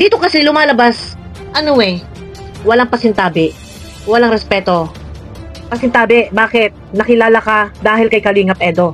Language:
Filipino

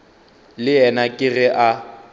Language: Northern Sotho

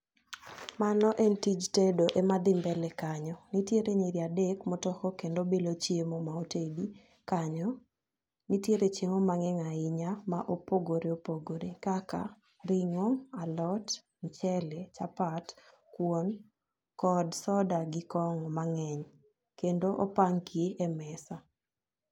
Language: Luo (Kenya and Tanzania)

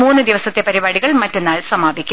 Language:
Malayalam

